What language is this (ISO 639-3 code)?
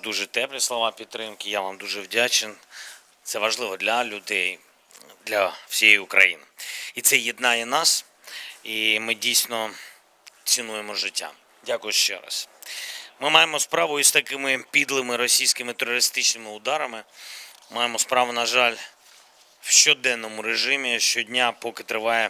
ukr